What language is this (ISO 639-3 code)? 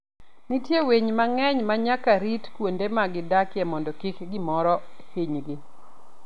luo